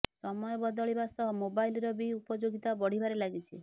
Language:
Odia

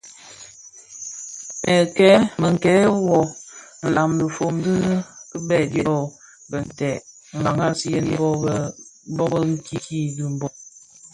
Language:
Bafia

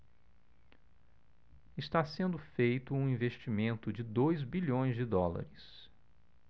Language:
Portuguese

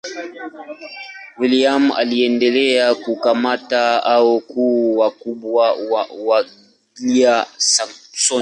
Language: Swahili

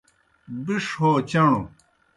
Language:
Kohistani Shina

